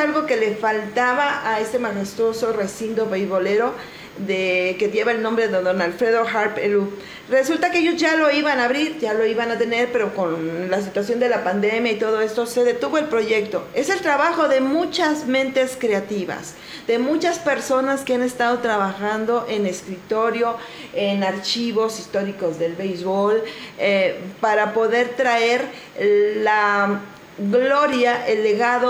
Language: Spanish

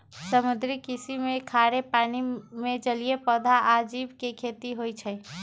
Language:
Magahi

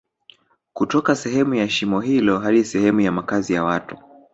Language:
Swahili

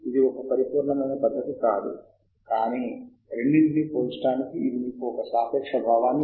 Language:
Telugu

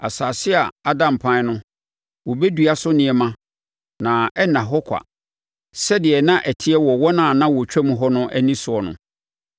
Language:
Akan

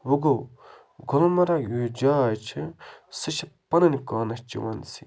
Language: Kashmiri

